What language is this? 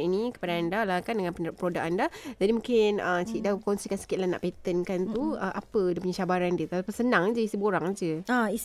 Malay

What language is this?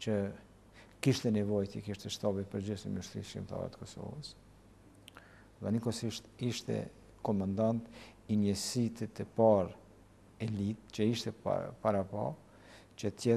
Romanian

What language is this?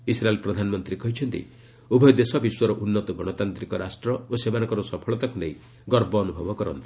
Odia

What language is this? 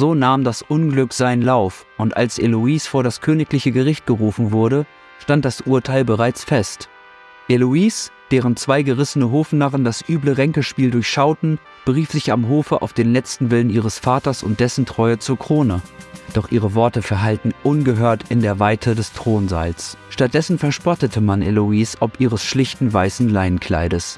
German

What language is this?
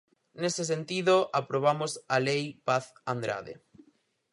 Galician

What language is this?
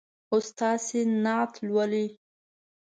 Pashto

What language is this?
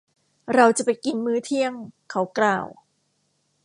Thai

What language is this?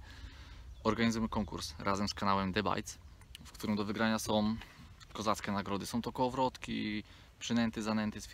Polish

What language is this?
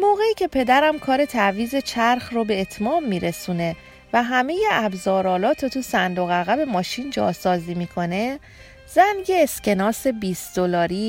Persian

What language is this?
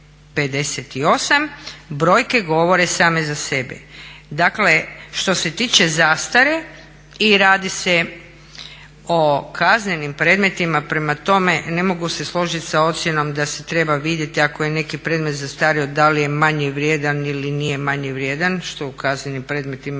Croatian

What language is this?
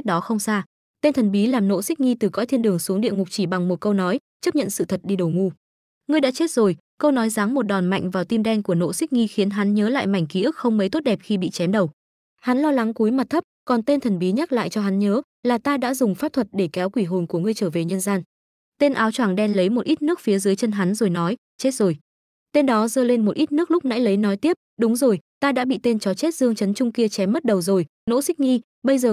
Vietnamese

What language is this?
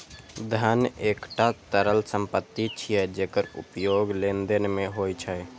Maithili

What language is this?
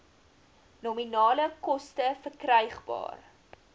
Afrikaans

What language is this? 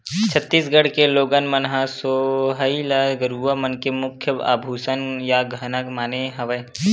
Chhattisgarhi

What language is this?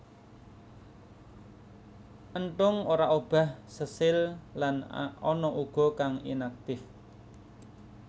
Javanese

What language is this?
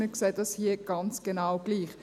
Swiss German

